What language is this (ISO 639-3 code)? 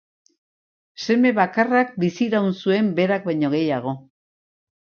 eus